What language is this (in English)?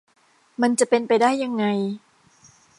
Thai